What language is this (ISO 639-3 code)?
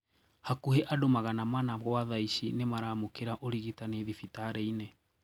kik